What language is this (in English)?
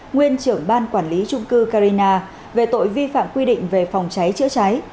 Vietnamese